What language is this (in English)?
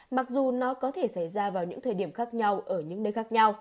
Vietnamese